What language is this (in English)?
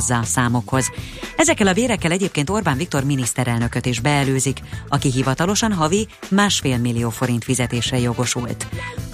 Hungarian